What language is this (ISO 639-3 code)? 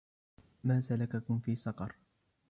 ara